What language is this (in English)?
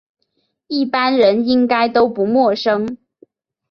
Chinese